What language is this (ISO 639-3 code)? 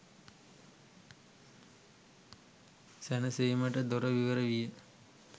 sin